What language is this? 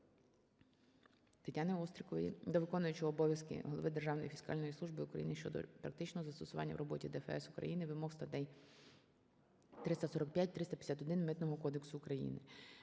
Ukrainian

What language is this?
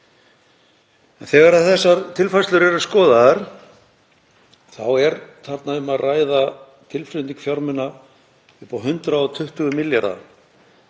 Icelandic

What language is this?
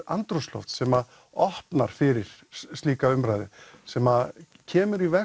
Icelandic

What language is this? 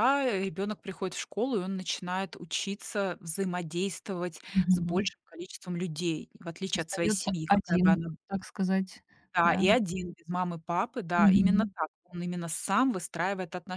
Russian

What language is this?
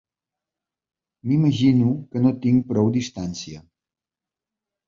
Catalan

